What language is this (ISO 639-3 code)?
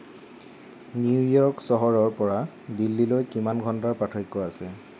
asm